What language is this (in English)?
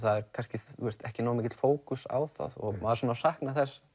Icelandic